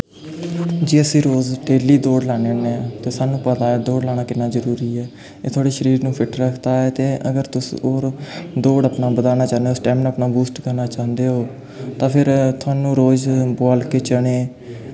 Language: Dogri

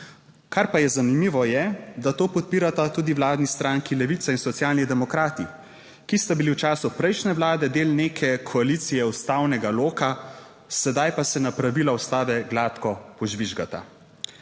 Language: Slovenian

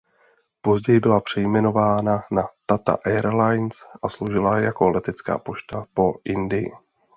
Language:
Czech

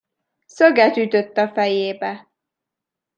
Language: Hungarian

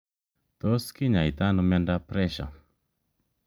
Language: Kalenjin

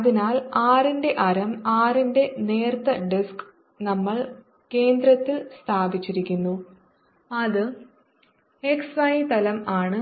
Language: Malayalam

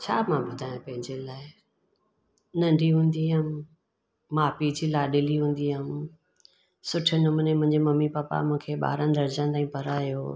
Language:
Sindhi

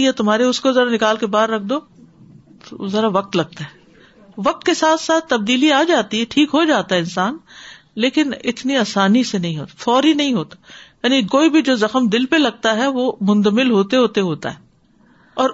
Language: Urdu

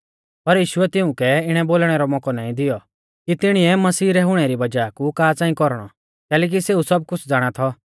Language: Mahasu Pahari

